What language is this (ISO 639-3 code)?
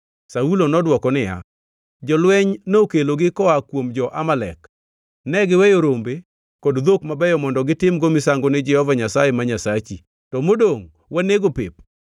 luo